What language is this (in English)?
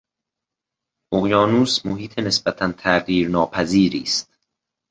Persian